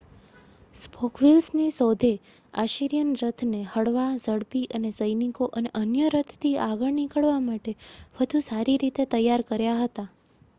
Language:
Gujarati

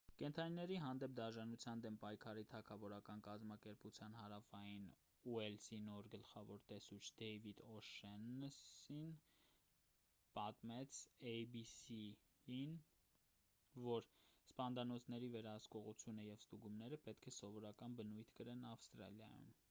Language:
Armenian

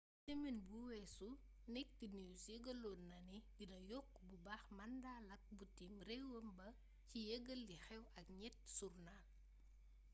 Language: Wolof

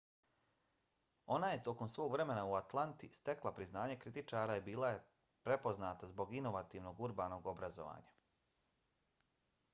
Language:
Bosnian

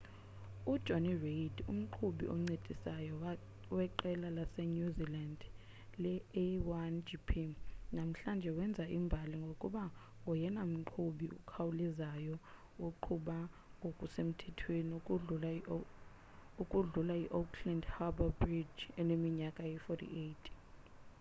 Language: Xhosa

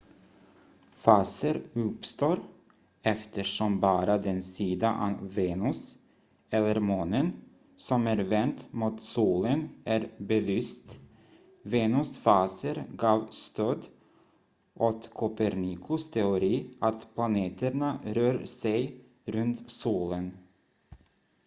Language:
Swedish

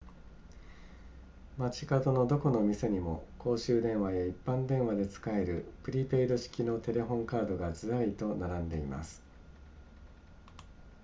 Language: Japanese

